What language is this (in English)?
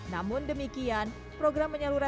Indonesian